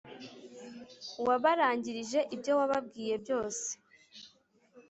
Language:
Kinyarwanda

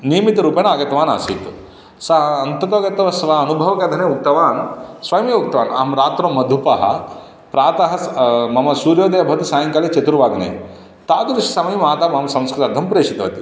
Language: Sanskrit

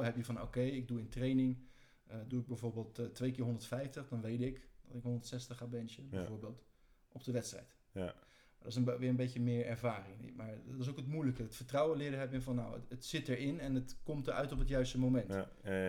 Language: Dutch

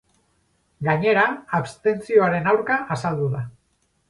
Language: Basque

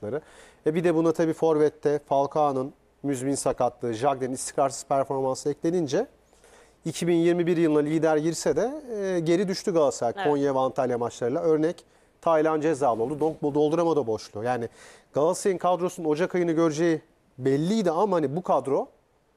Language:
Turkish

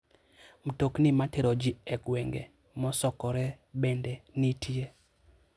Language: Luo (Kenya and Tanzania)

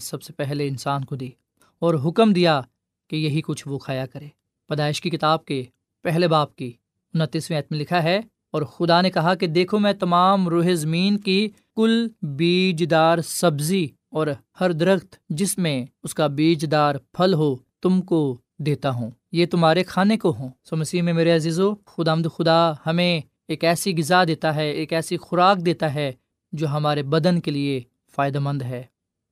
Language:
Urdu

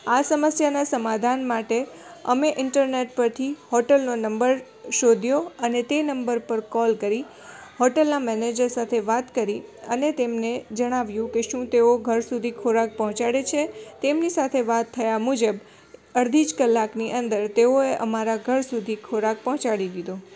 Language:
Gujarati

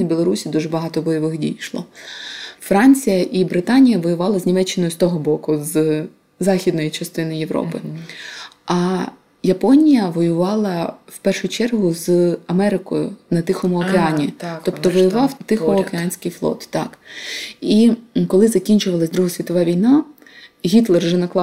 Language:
Ukrainian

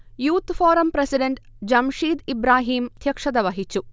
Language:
Malayalam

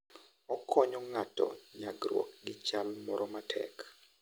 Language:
Luo (Kenya and Tanzania)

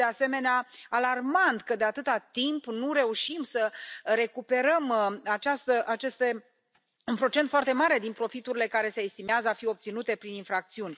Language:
Romanian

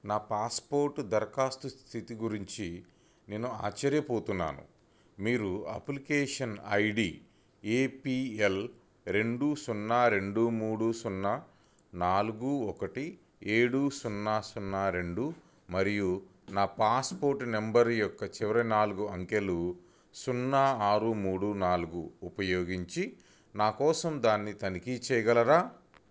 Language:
Telugu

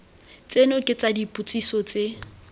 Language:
Tswana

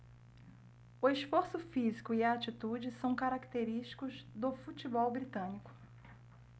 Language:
Portuguese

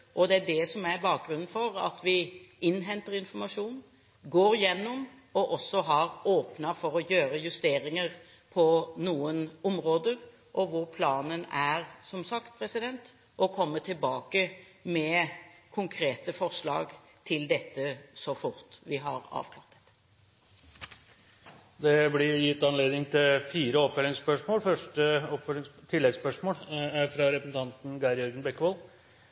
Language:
Norwegian Bokmål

